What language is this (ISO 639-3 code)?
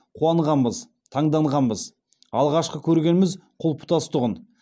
kaz